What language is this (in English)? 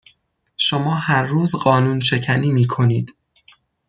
Persian